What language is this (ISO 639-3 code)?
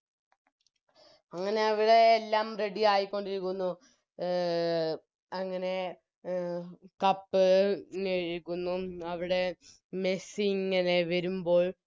mal